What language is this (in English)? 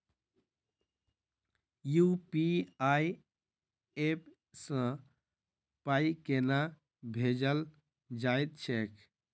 Maithili